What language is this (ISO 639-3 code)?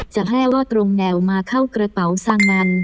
tha